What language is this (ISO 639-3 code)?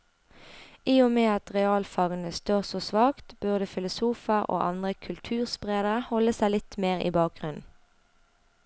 nor